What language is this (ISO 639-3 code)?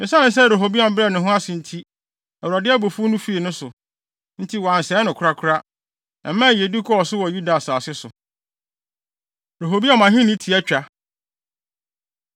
aka